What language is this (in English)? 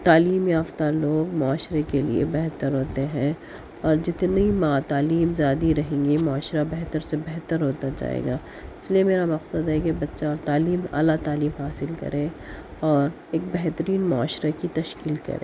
Urdu